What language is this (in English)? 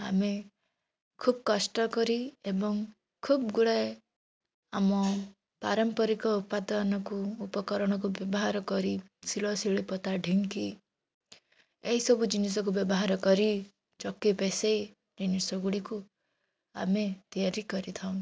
Odia